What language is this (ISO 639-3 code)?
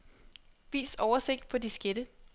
dan